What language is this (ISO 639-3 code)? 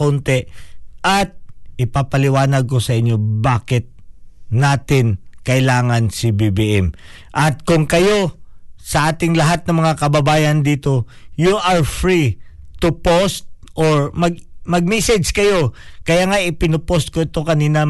fil